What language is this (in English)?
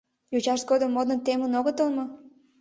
Mari